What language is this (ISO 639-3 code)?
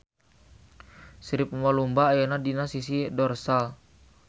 sun